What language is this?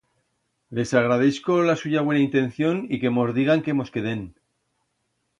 Aragonese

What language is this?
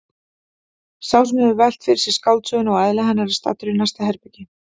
Icelandic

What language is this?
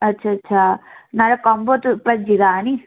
Dogri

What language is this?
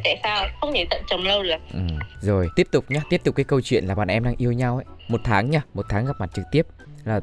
Vietnamese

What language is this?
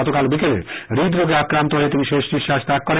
Bangla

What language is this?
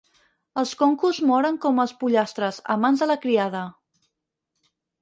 Catalan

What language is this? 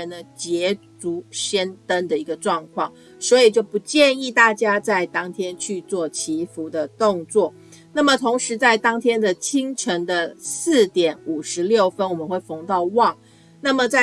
Chinese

